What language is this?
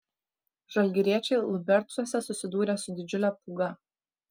Lithuanian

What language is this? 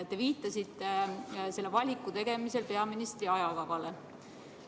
Estonian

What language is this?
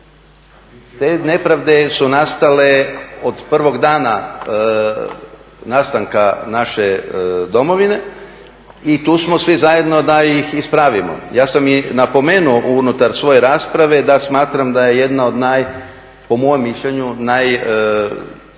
Croatian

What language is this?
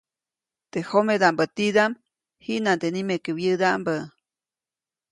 Copainalá Zoque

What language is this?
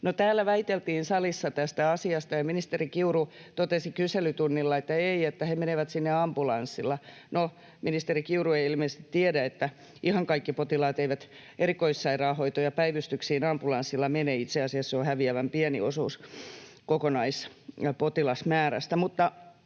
Finnish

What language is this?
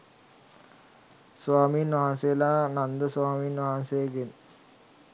Sinhala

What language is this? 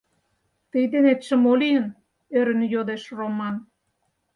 Mari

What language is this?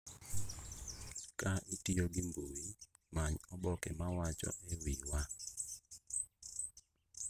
Luo (Kenya and Tanzania)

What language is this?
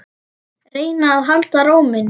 Icelandic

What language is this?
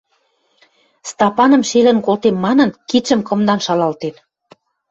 Western Mari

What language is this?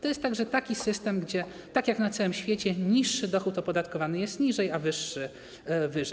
Polish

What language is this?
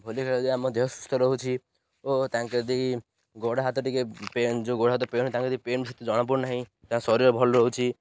Odia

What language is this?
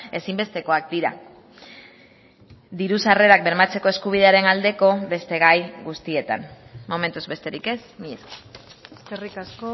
Basque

